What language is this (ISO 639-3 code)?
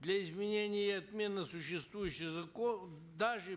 kaz